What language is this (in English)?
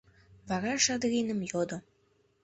Mari